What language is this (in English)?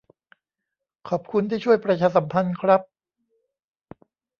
Thai